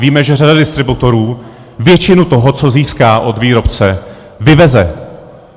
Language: Czech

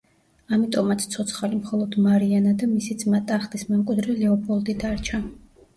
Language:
Georgian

